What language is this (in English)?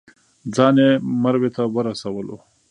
Pashto